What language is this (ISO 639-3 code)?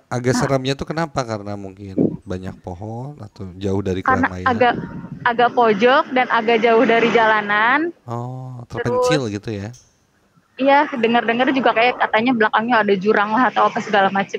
ind